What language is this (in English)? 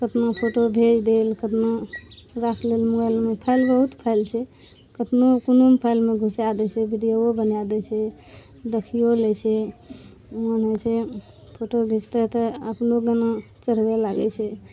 Maithili